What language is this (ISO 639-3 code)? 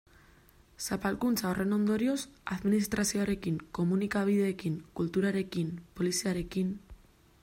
eus